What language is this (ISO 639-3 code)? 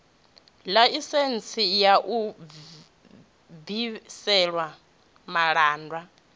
ven